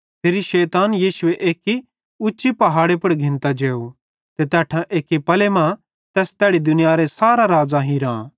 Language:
Bhadrawahi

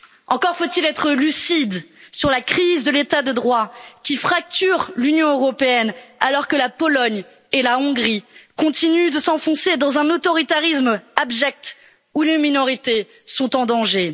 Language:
French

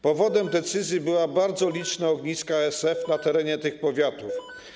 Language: Polish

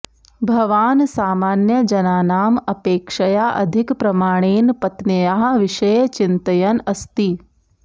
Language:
Sanskrit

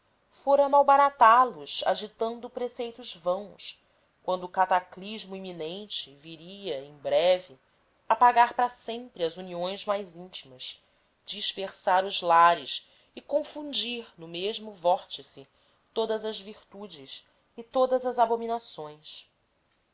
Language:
Portuguese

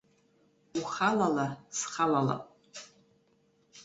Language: Abkhazian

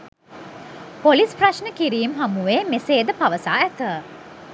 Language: Sinhala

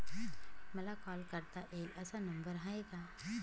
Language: Marathi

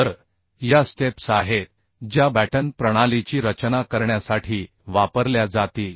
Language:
Marathi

